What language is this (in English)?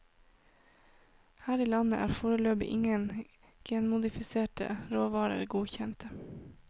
Norwegian